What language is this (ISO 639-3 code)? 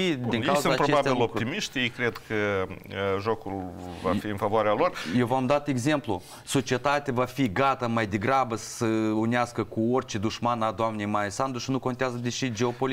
ron